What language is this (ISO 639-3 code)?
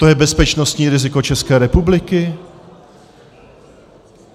ces